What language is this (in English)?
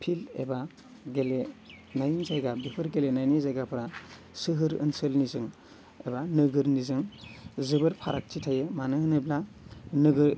Bodo